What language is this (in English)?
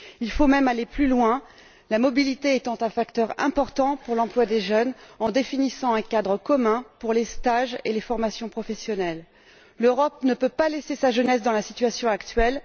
French